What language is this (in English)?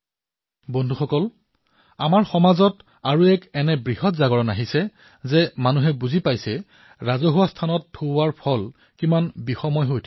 Assamese